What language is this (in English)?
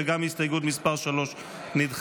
Hebrew